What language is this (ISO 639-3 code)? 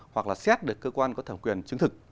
vie